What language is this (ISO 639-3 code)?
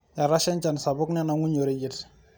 mas